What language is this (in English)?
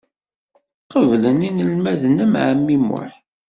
Kabyle